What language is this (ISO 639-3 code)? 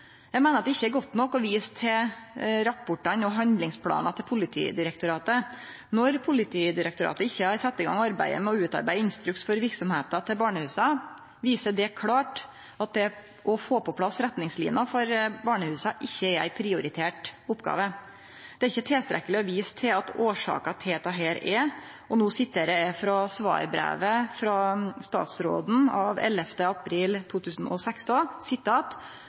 nno